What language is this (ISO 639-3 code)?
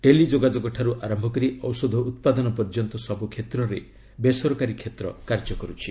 ori